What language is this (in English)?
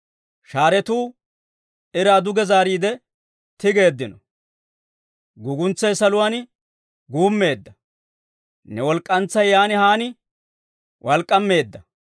Dawro